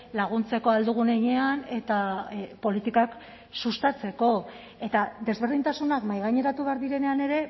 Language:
Basque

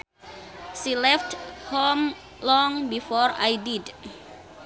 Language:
Sundanese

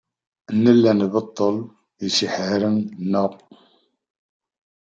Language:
Kabyle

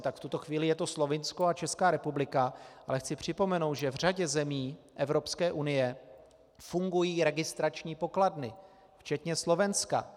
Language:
Czech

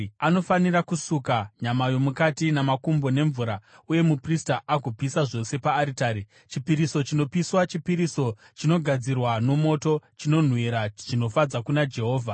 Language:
Shona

